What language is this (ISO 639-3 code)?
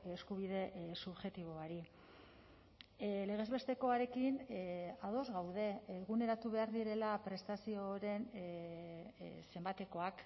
eus